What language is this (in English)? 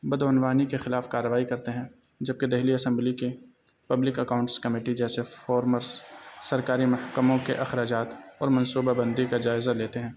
Urdu